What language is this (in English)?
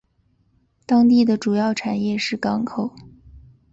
Chinese